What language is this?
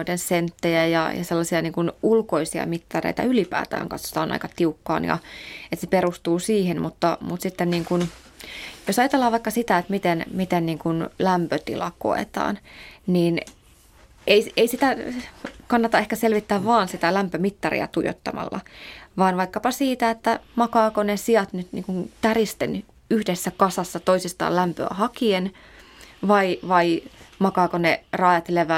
Finnish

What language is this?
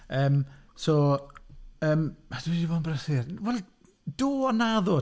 Welsh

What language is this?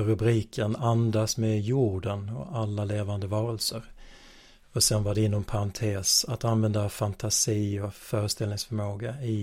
Swedish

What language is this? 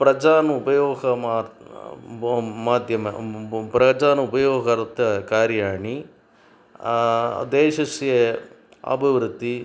Sanskrit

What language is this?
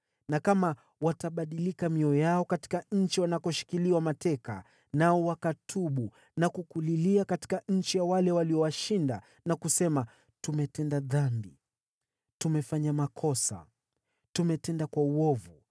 Swahili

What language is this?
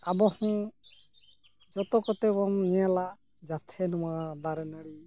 Santali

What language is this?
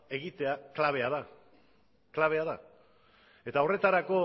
Basque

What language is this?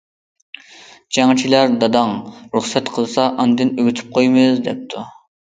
Uyghur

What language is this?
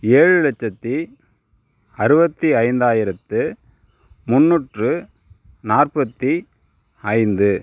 Tamil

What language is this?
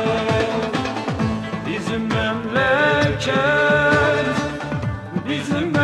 Turkish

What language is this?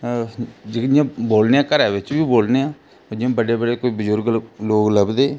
Dogri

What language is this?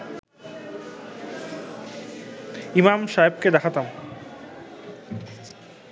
Bangla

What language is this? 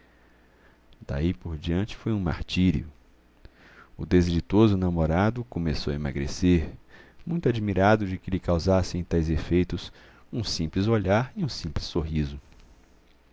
Portuguese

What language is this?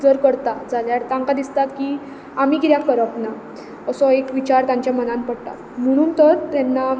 Konkani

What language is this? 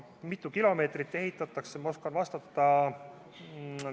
Estonian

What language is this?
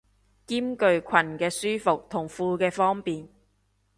Cantonese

